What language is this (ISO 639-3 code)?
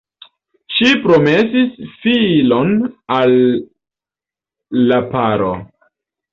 epo